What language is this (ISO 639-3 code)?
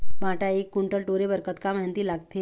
hne